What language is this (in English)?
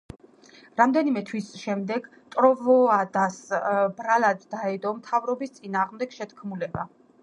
Georgian